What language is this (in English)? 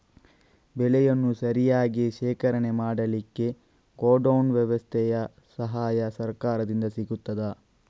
Kannada